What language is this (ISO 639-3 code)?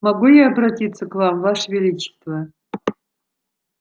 rus